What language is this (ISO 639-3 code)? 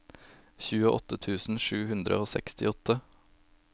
nor